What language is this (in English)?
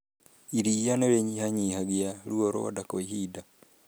Kikuyu